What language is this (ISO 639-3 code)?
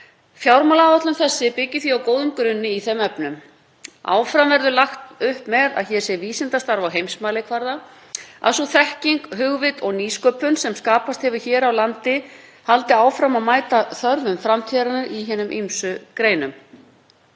isl